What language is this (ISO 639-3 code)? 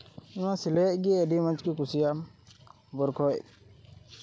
sat